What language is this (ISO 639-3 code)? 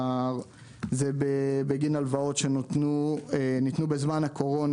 heb